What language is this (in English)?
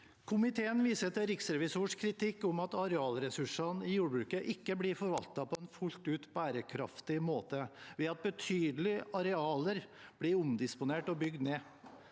Norwegian